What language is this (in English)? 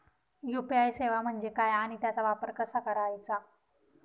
Marathi